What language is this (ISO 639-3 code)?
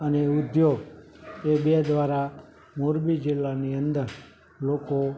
guj